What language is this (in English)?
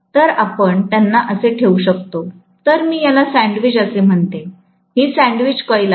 Marathi